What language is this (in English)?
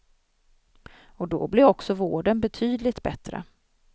Swedish